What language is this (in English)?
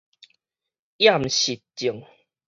Min Nan Chinese